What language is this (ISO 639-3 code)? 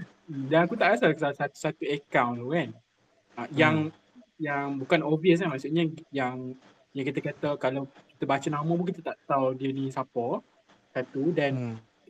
msa